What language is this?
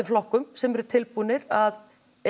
Icelandic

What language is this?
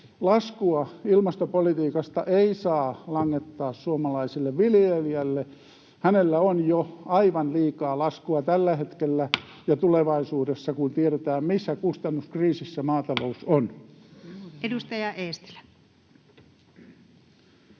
Finnish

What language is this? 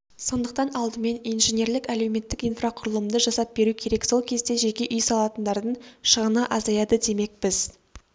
Kazakh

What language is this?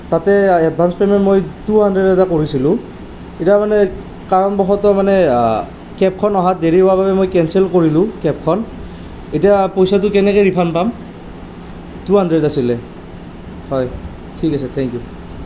Assamese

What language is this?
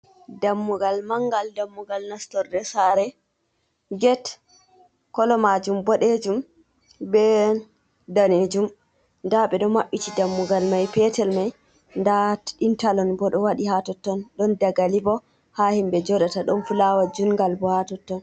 Fula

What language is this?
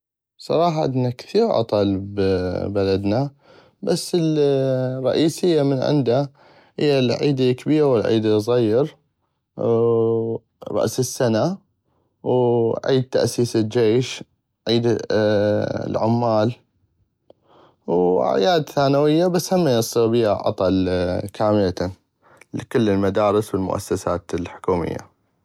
North Mesopotamian Arabic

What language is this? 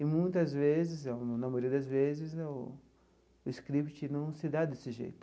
Portuguese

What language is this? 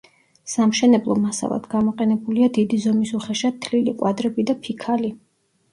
Georgian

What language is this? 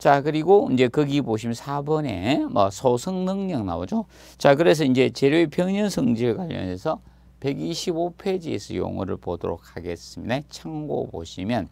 Korean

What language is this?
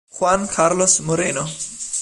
Italian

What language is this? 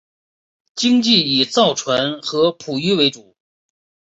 Chinese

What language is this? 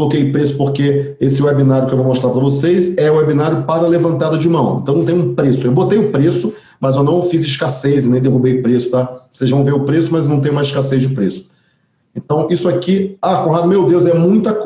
Portuguese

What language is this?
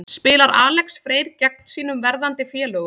Icelandic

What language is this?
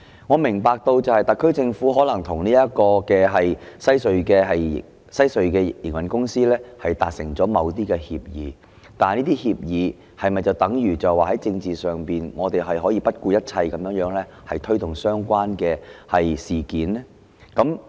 Cantonese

